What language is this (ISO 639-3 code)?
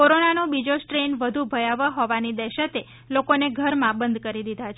guj